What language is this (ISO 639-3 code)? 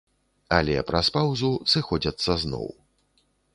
bel